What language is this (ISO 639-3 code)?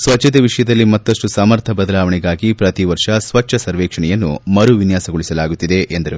kan